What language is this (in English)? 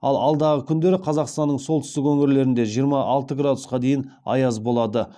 Kazakh